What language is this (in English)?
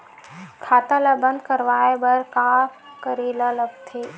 Chhattisgarhi